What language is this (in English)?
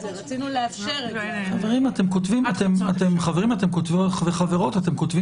Hebrew